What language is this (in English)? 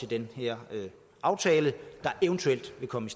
Danish